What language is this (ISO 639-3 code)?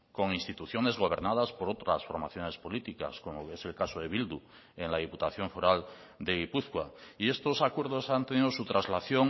spa